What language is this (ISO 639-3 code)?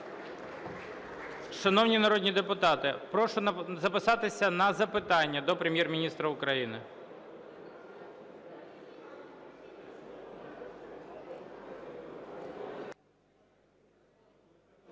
ukr